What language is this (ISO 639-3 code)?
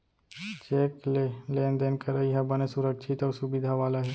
hne